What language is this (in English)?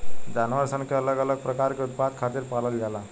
Bhojpuri